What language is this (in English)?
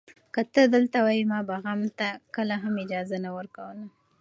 Pashto